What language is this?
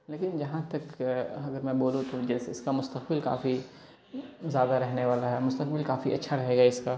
Urdu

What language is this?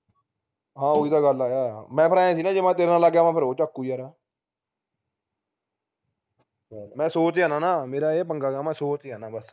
Punjabi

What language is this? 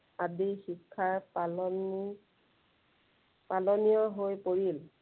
Assamese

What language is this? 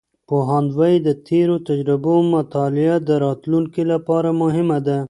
Pashto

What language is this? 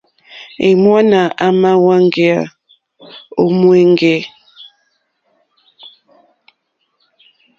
Mokpwe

